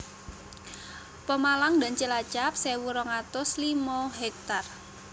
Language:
Javanese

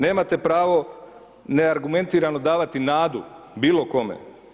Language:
Croatian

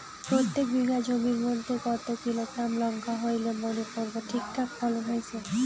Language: Bangla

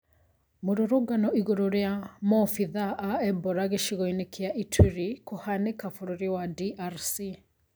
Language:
Kikuyu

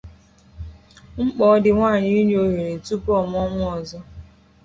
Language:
Igbo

